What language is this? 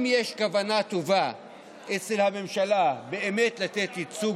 Hebrew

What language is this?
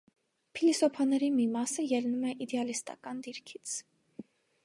Armenian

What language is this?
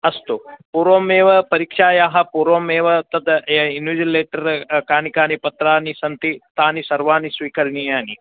Sanskrit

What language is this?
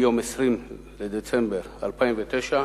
Hebrew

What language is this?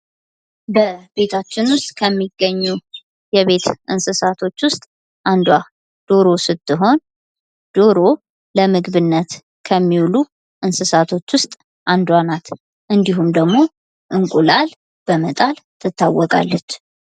Amharic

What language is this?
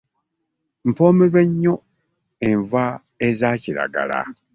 Ganda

